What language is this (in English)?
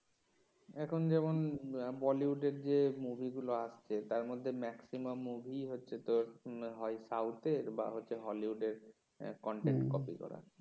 Bangla